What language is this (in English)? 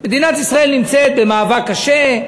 Hebrew